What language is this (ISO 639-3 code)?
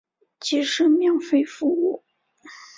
zho